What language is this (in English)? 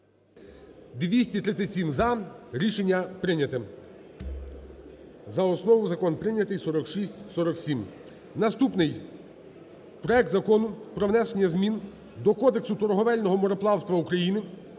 Ukrainian